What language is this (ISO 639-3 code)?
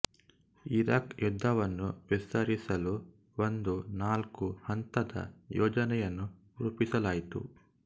kan